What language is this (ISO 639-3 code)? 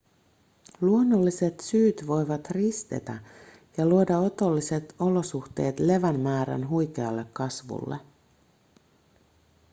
fin